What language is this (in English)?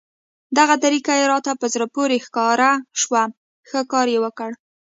Pashto